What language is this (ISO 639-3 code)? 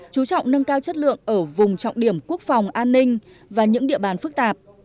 vie